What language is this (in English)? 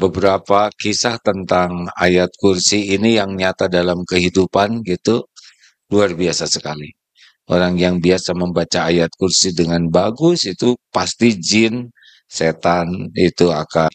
Indonesian